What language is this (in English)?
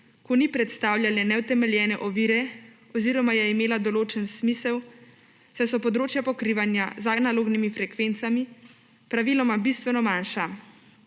Slovenian